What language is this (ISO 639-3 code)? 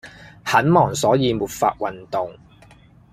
yue